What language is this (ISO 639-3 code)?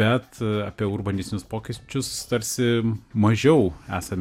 lit